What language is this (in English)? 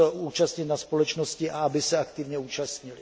Czech